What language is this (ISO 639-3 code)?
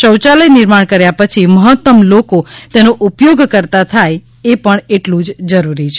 guj